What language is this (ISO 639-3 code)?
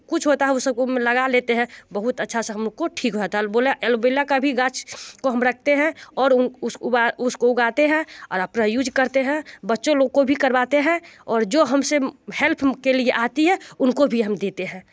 hin